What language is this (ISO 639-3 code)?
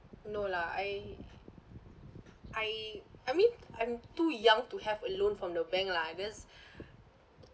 eng